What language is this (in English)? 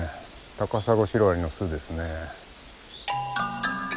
Japanese